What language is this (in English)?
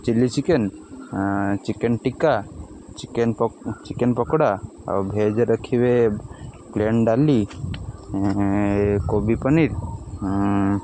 Odia